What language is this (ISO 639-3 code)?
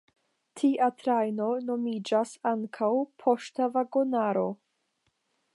epo